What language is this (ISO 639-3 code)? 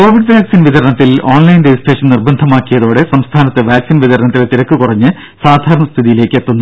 mal